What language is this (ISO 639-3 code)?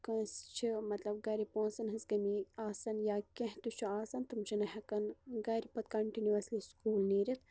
kas